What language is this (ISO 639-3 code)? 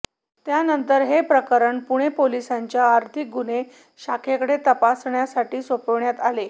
mar